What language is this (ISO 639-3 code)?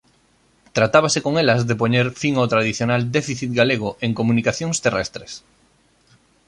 glg